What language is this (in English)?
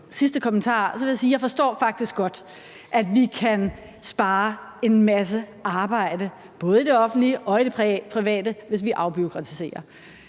Danish